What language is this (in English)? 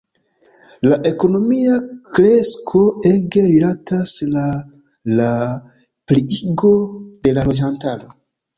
Esperanto